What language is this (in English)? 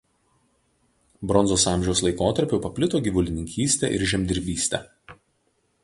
Lithuanian